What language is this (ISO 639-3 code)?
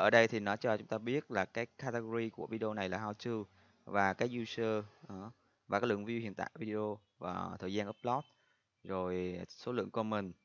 vie